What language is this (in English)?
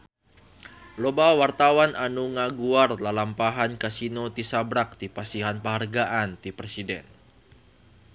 Sundanese